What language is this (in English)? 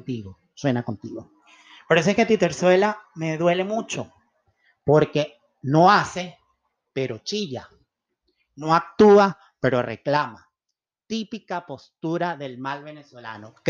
Spanish